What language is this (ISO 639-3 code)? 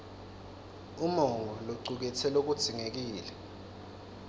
ssw